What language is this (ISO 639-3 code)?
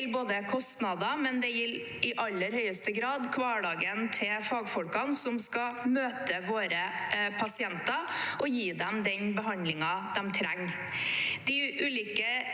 nor